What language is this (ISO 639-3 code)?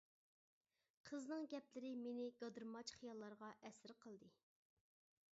uig